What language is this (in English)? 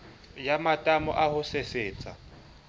Southern Sotho